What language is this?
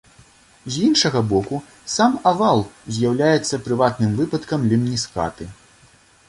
Belarusian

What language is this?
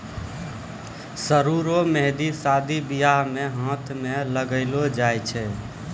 Maithili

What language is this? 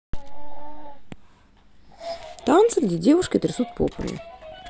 Russian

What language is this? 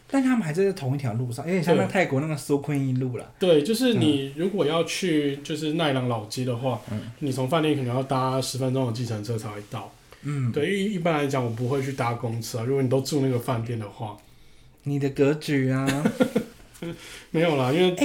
Chinese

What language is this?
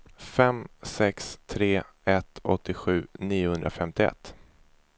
Swedish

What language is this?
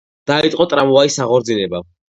Georgian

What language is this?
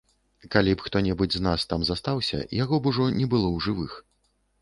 Belarusian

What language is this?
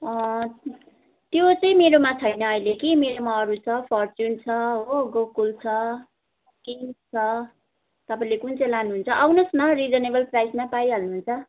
Nepali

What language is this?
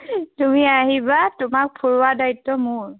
Assamese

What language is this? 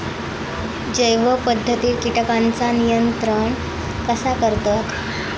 Marathi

